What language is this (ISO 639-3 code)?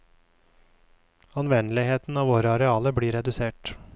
nor